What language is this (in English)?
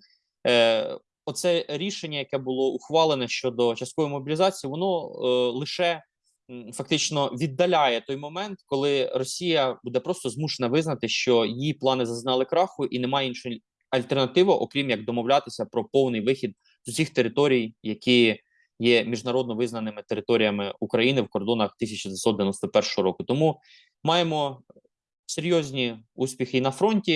Ukrainian